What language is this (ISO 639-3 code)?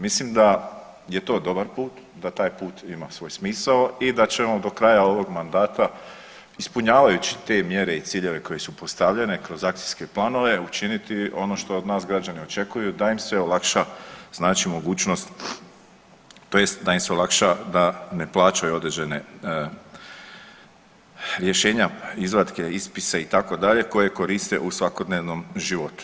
hrv